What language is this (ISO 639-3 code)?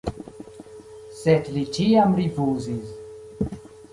epo